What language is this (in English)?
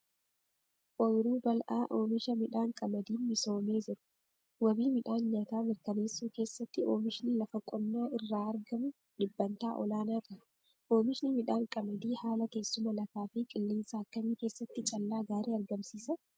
Oromo